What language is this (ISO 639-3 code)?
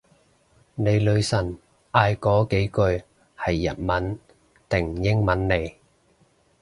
yue